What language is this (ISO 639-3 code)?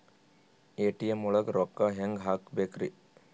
kan